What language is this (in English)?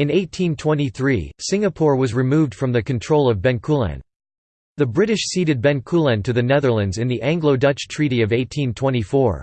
English